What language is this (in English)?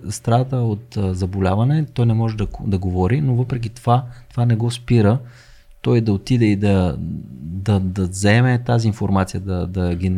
Bulgarian